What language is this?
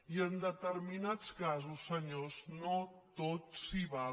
Catalan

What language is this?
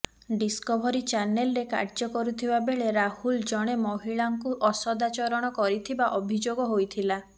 Odia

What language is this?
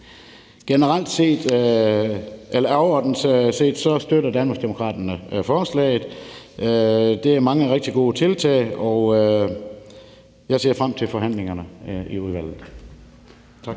Danish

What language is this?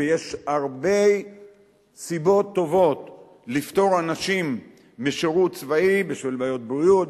Hebrew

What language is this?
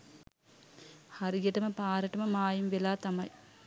Sinhala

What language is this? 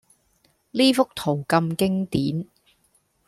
Cantonese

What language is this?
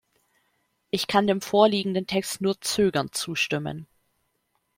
German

